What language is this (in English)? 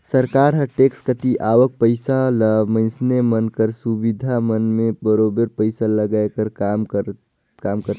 Chhattisgarhi